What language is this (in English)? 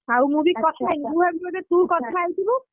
Odia